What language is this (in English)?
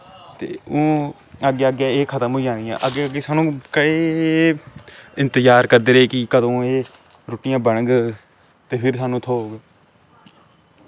Dogri